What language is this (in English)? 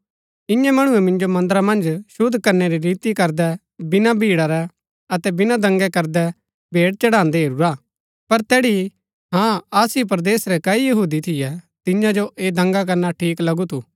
Gaddi